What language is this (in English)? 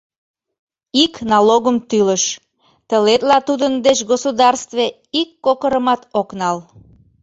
Mari